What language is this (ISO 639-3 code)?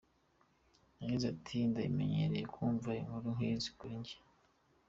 kin